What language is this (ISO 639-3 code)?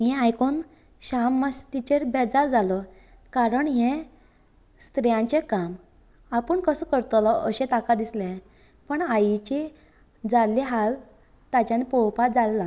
kok